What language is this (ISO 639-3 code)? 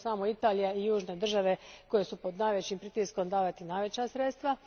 hrv